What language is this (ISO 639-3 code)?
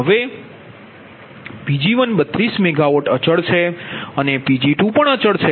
guj